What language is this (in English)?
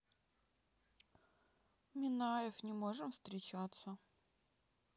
Russian